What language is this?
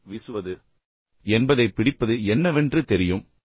Tamil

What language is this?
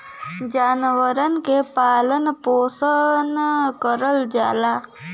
Bhojpuri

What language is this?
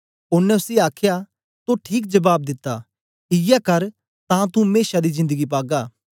Dogri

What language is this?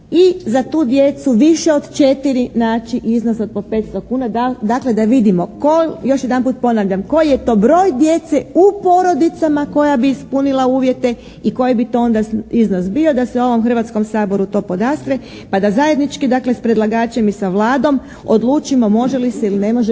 Croatian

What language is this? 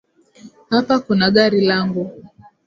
Swahili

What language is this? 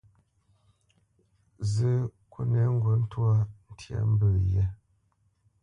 Bamenyam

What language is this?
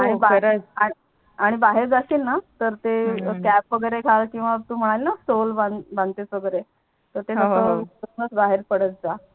Marathi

